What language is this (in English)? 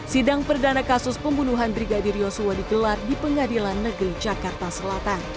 Indonesian